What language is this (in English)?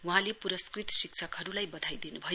Nepali